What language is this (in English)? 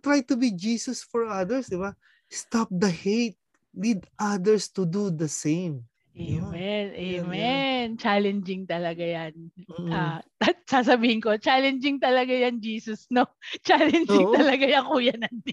Filipino